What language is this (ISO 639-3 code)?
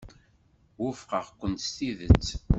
kab